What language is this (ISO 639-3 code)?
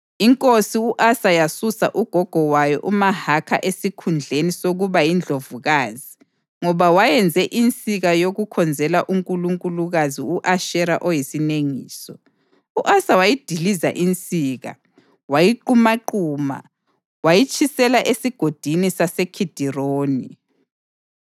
nde